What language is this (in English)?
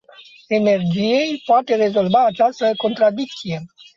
Romanian